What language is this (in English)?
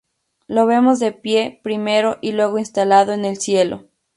Spanish